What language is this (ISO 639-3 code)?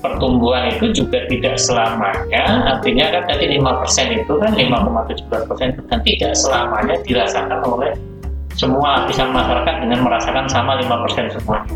ind